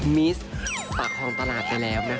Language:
Thai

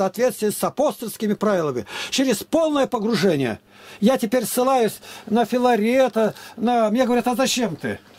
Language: Russian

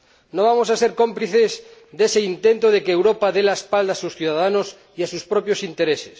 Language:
Spanish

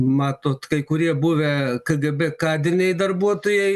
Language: Lithuanian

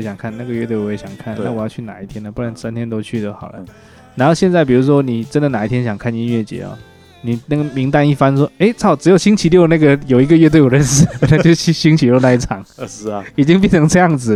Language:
Chinese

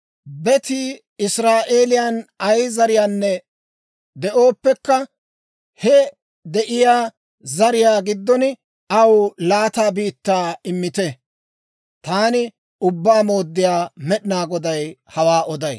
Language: Dawro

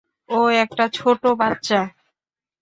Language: Bangla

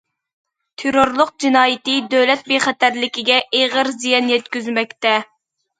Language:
Uyghur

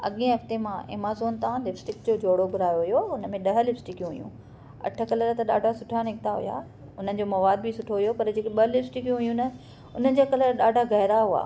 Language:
Sindhi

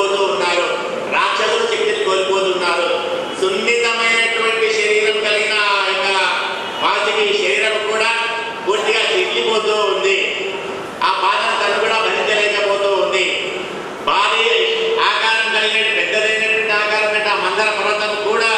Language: Arabic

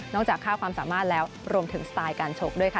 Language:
Thai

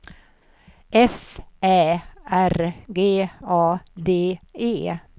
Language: Swedish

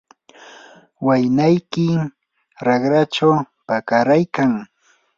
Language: Yanahuanca Pasco Quechua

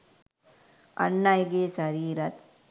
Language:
Sinhala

